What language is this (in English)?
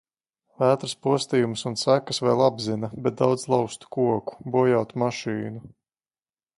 Latvian